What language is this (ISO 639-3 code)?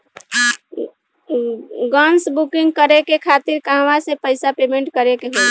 bho